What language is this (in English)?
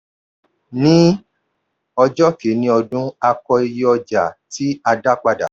Yoruba